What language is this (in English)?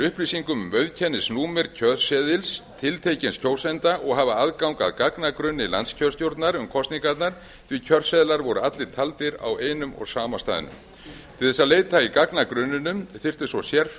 Icelandic